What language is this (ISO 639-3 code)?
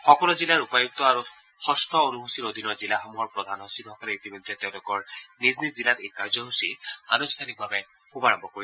asm